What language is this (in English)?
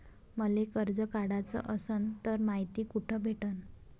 Marathi